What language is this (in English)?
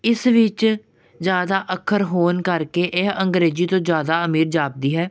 Punjabi